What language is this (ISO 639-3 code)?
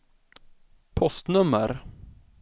swe